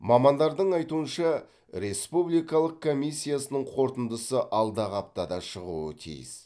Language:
Kazakh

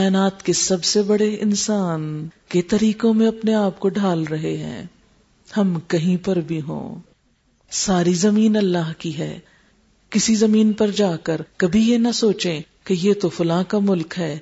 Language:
Urdu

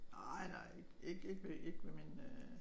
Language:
Danish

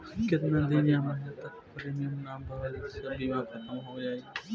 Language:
Bhojpuri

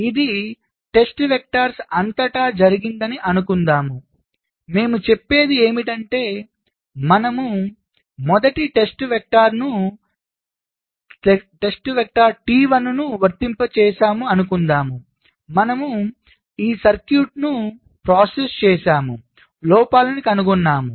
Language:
Telugu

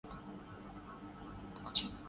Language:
Urdu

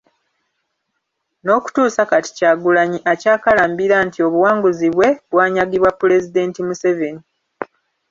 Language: Ganda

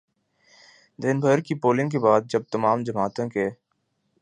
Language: Urdu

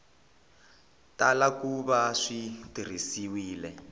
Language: Tsonga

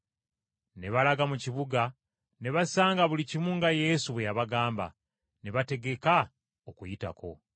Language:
Ganda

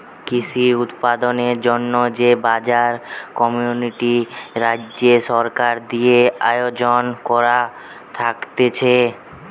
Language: Bangla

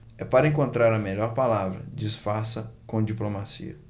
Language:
Portuguese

